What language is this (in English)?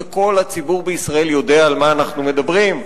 Hebrew